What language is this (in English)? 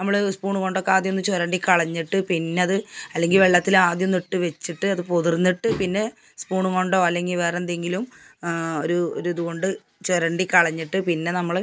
Malayalam